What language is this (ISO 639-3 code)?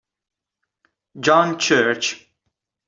ita